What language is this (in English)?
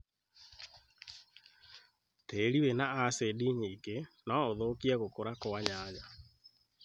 Kikuyu